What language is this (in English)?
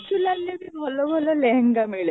Odia